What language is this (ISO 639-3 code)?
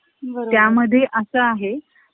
mar